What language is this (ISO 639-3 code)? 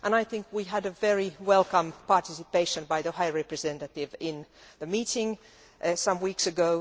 eng